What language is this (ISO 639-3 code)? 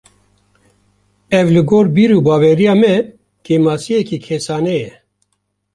kur